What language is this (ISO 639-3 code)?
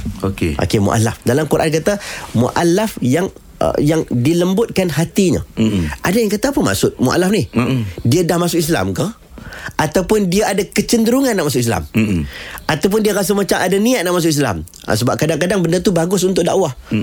msa